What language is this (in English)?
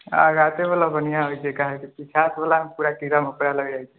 Maithili